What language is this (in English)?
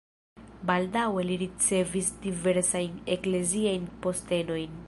Esperanto